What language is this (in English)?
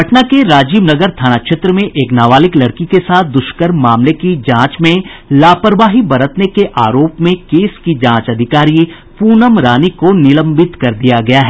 Hindi